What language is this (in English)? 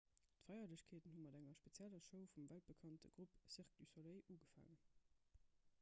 Luxembourgish